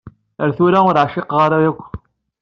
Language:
Kabyle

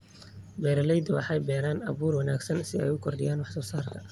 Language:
Somali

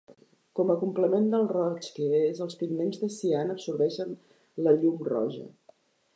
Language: Catalan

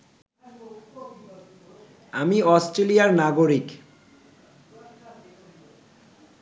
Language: Bangla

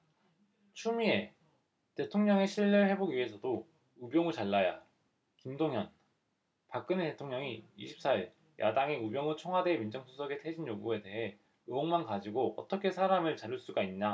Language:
Korean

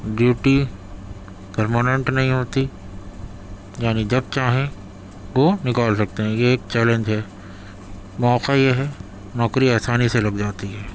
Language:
Urdu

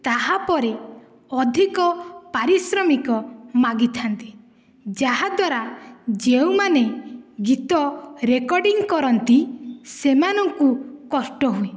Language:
Odia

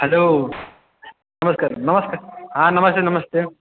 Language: Maithili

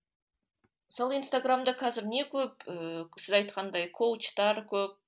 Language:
Kazakh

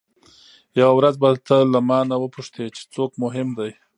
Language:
Pashto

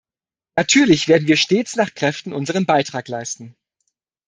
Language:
German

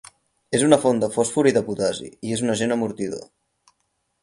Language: Catalan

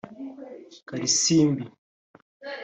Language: Kinyarwanda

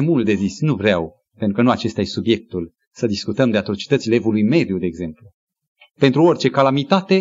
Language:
Romanian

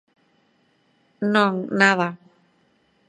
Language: Galician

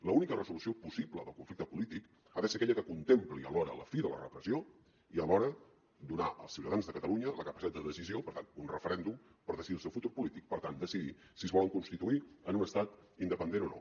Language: Catalan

